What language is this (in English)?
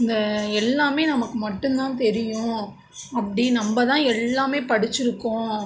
Tamil